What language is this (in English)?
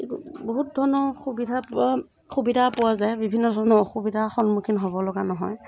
Assamese